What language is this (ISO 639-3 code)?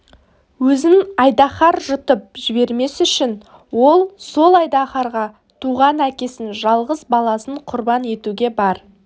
kaz